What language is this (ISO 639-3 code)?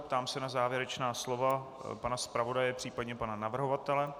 ces